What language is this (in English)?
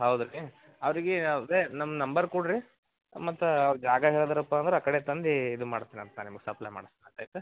Kannada